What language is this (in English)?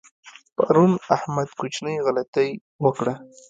Pashto